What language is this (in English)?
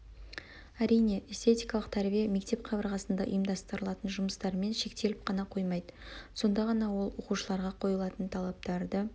Kazakh